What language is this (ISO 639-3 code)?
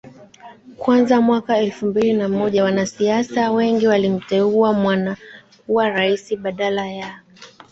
swa